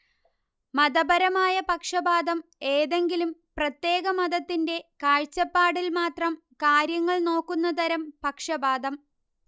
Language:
Malayalam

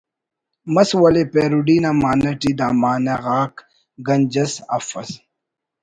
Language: Brahui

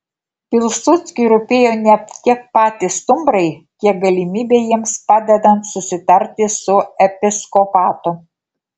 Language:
Lithuanian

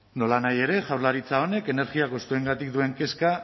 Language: Basque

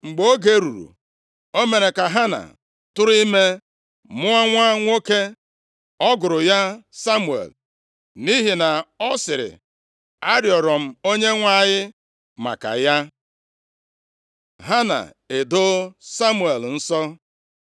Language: Igbo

